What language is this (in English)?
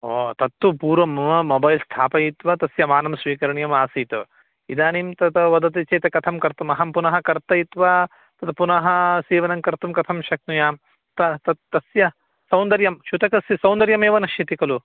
Sanskrit